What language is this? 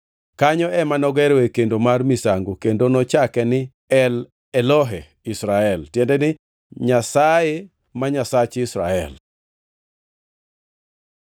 Luo (Kenya and Tanzania)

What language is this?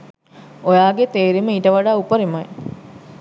Sinhala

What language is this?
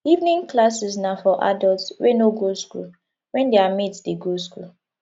Nigerian Pidgin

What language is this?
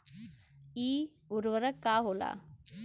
Bhojpuri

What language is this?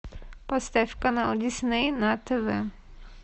Russian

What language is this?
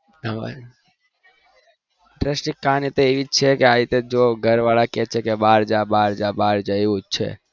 Gujarati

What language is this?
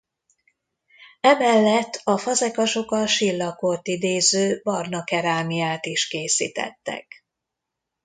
Hungarian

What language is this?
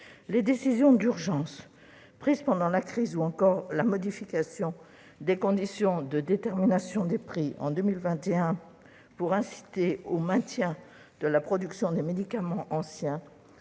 French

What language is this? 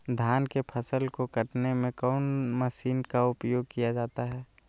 Magahi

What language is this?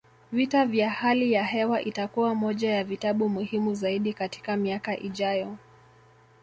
Swahili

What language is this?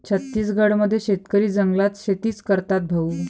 Marathi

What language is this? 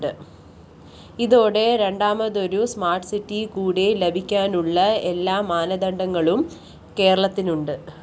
Malayalam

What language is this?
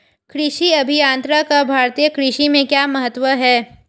Hindi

